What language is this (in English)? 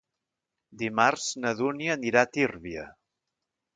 Catalan